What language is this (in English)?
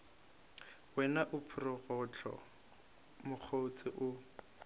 Northern Sotho